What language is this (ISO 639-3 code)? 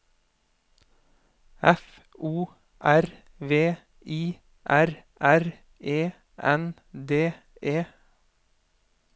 nor